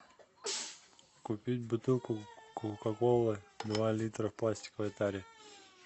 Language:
Russian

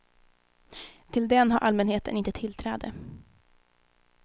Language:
Swedish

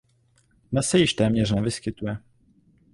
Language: Czech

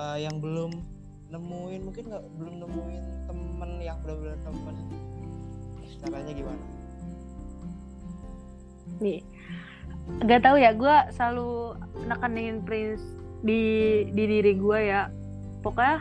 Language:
Indonesian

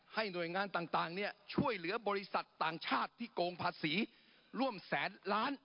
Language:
Thai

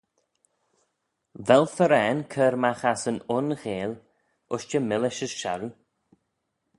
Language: Manx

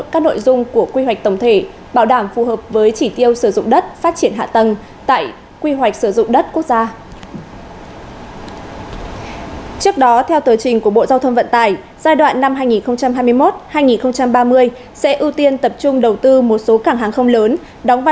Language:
Vietnamese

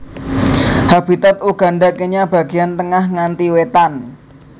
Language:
Javanese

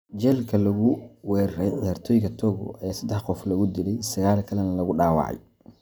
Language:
Somali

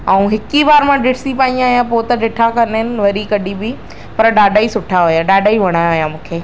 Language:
Sindhi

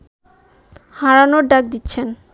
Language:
Bangla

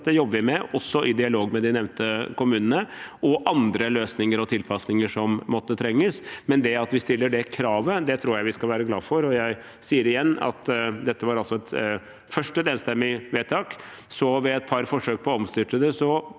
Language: Norwegian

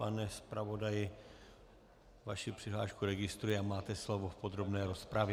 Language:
Czech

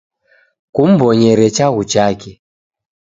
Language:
Taita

